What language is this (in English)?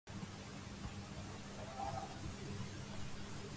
Urdu